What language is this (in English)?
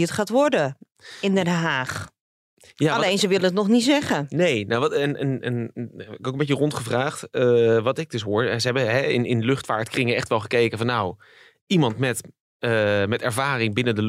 Dutch